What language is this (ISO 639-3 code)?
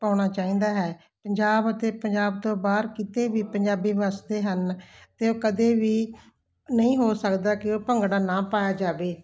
pan